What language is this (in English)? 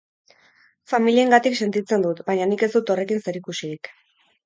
Basque